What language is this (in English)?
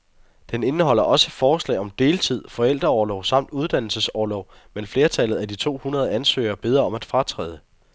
Danish